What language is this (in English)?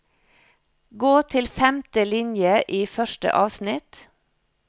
Norwegian